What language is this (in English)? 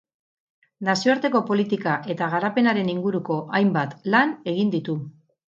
Basque